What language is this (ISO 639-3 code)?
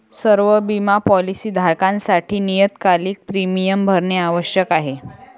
mar